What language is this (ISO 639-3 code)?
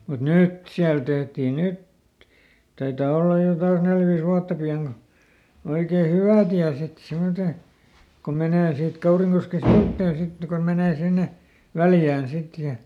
fin